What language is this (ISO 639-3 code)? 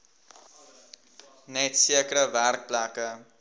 afr